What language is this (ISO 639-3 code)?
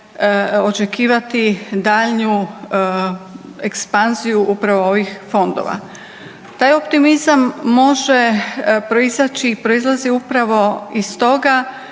hrv